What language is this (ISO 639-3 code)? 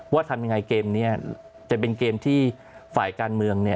tha